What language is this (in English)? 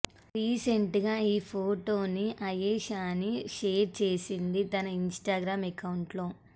Telugu